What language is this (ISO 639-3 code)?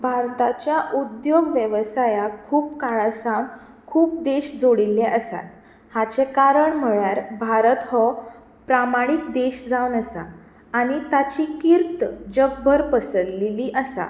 kok